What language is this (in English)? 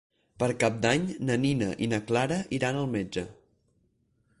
Catalan